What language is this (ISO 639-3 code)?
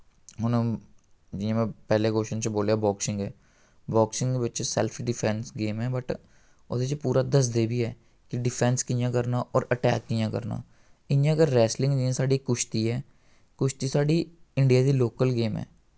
doi